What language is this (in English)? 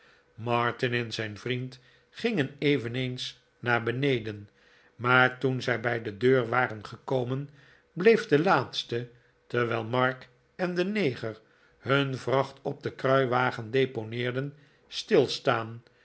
Dutch